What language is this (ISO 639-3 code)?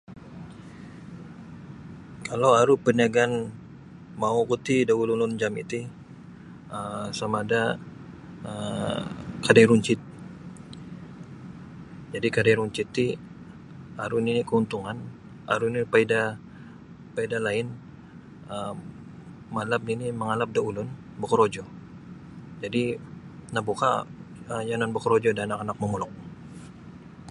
bsy